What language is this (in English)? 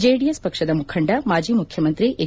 Kannada